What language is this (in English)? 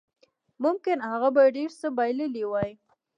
Pashto